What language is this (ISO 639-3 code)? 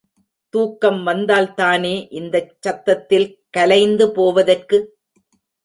tam